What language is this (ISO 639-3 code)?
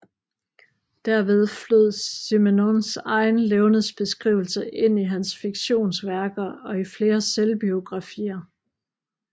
dan